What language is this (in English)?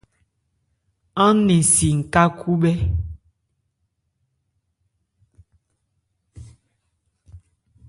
Ebrié